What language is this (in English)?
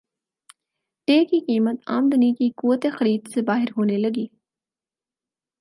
Urdu